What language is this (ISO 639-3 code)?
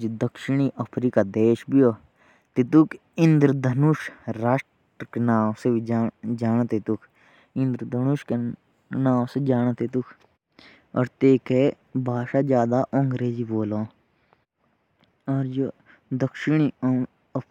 jns